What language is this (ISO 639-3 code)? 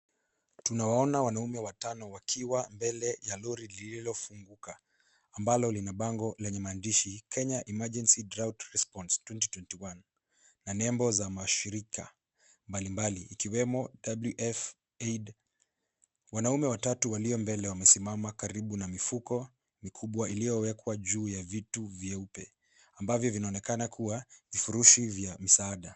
swa